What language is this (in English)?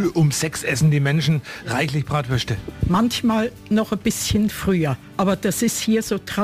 German